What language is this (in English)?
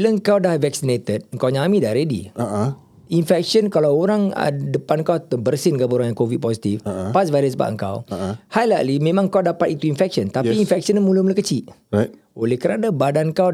Malay